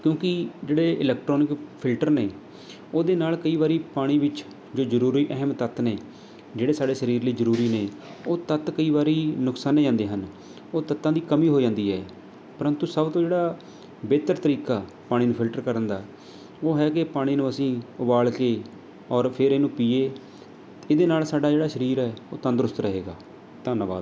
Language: Punjabi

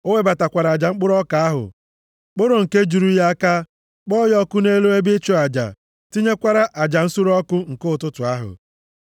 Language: Igbo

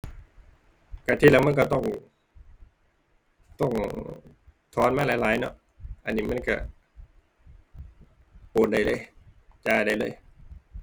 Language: Thai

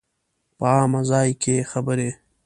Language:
Pashto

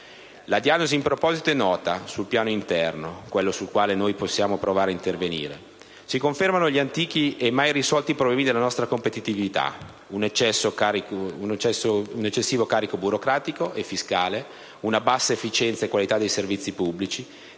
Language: Italian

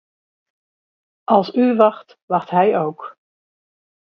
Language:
Dutch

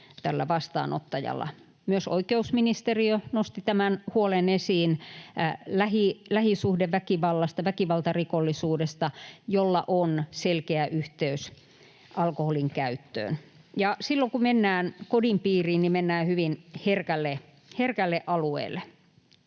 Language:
Finnish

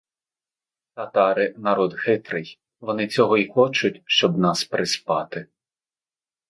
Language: Ukrainian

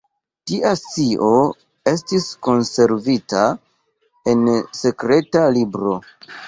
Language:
Esperanto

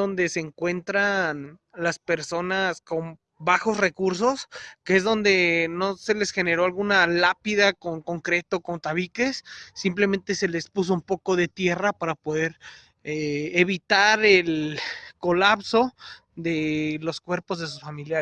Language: Spanish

